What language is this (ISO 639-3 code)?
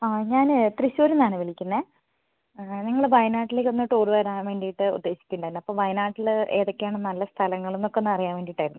mal